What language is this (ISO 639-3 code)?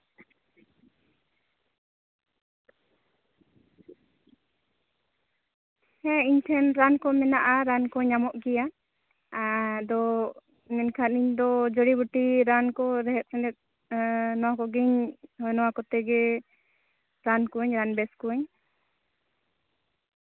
sat